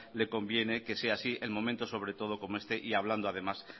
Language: Spanish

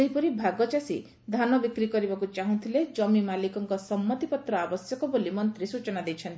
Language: Odia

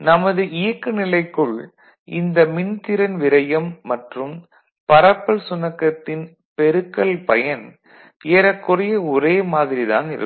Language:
Tamil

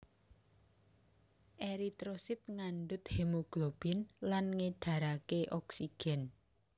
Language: Javanese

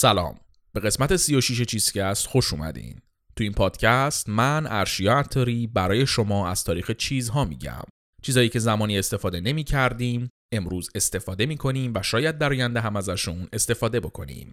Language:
Persian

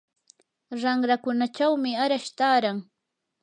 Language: Yanahuanca Pasco Quechua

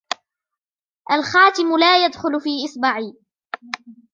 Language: Arabic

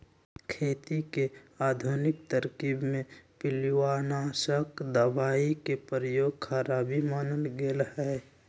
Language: Magahi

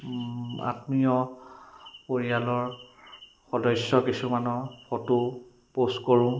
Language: Assamese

